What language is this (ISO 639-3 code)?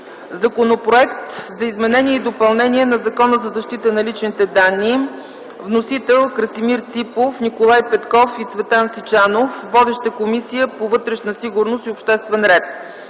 bul